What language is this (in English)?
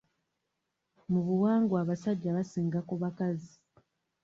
Ganda